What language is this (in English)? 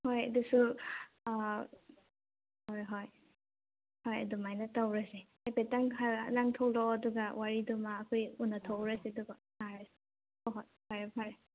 Manipuri